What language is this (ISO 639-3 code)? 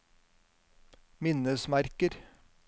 nor